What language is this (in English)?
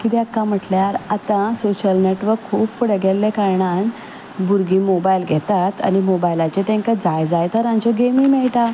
Konkani